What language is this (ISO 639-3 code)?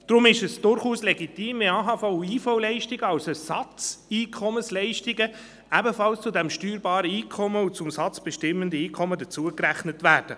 gsw